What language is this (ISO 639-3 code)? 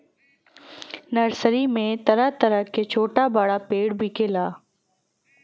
bho